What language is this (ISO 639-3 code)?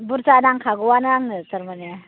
brx